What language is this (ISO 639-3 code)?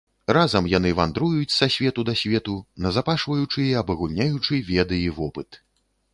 bel